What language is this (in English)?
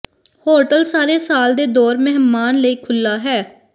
Punjabi